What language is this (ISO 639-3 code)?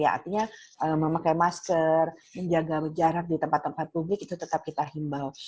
ind